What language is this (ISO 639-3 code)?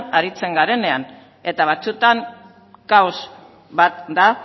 eus